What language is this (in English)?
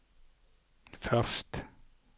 Norwegian